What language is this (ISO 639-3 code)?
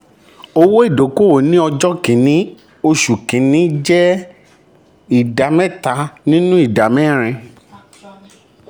yor